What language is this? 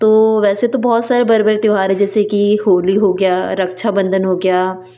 Hindi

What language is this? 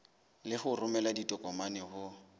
Southern Sotho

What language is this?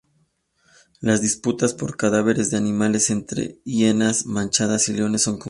Spanish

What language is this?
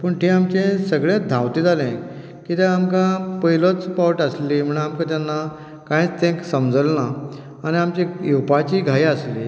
Konkani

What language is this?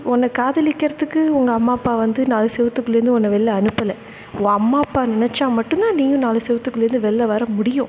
Tamil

